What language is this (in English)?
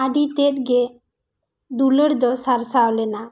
Santali